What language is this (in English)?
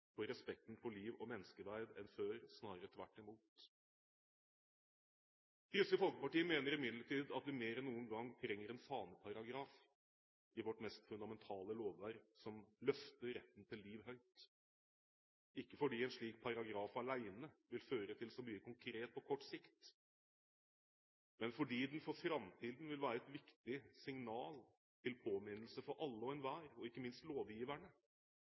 Norwegian Bokmål